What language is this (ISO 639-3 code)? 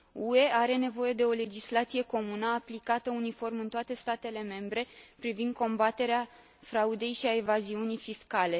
ron